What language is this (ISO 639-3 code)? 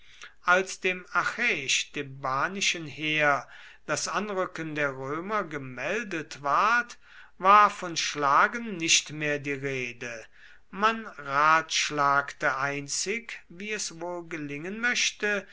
deu